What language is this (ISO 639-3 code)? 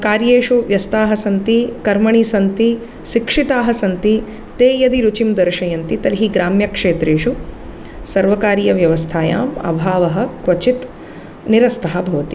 san